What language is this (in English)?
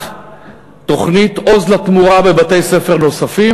Hebrew